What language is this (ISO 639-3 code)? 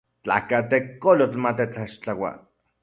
ncx